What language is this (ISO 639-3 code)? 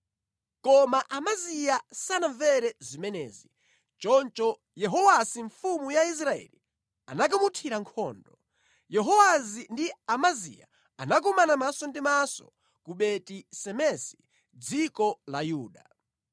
nya